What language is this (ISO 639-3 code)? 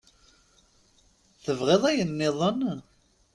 kab